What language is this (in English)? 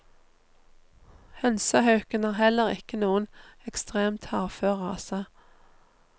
Norwegian